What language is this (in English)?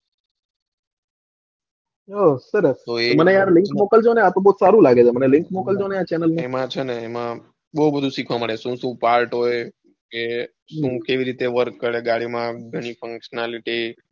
Gujarati